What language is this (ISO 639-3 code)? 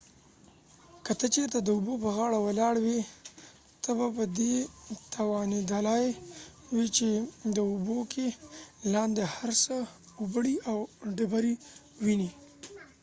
pus